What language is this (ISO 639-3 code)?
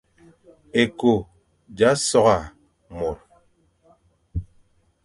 fan